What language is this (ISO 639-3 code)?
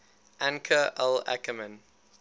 eng